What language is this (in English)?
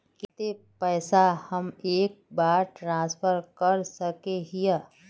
Magahi